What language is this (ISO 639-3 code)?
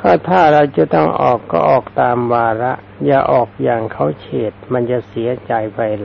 tha